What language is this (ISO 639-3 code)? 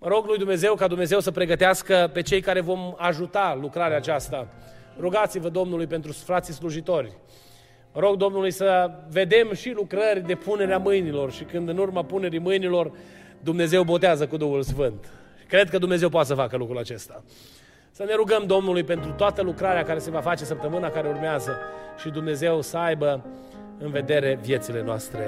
ron